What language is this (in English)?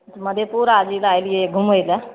Maithili